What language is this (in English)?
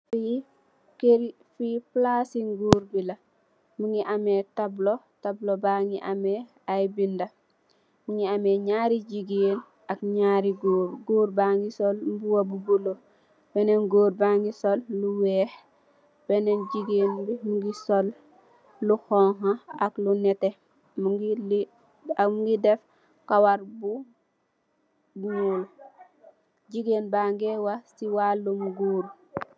Wolof